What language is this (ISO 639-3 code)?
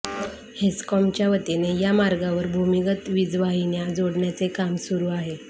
mar